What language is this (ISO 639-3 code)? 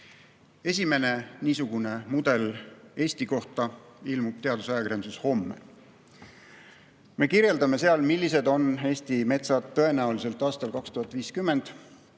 est